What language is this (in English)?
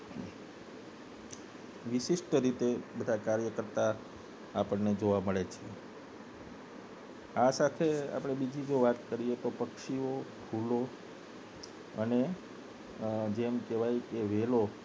Gujarati